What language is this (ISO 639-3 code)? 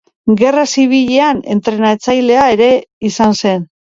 eus